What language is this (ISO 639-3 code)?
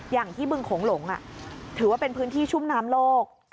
tha